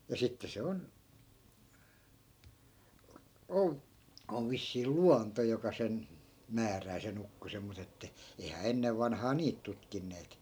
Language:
Finnish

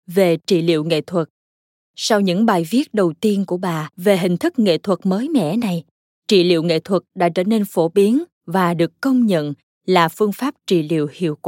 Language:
Vietnamese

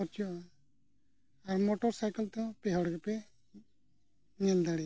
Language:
Santali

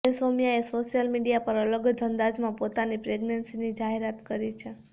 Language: Gujarati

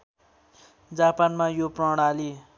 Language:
Nepali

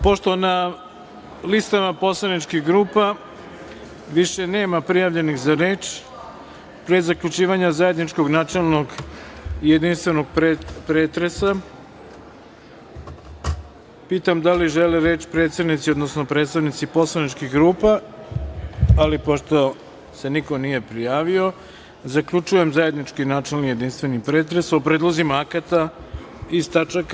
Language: Serbian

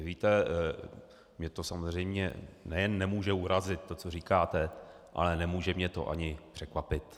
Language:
Czech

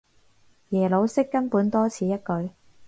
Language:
Cantonese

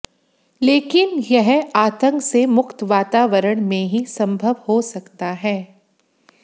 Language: Hindi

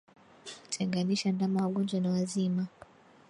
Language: Swahili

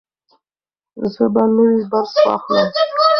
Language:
Pashto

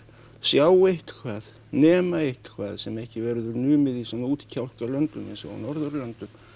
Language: Icelandic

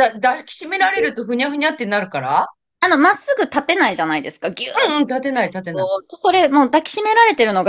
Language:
Japanese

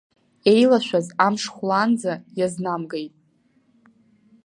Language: Abkhazian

